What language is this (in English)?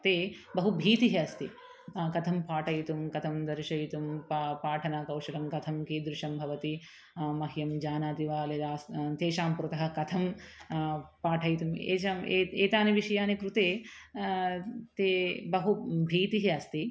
Sanskrit